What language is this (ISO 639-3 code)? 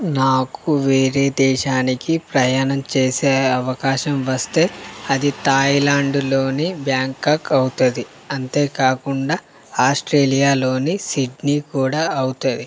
tel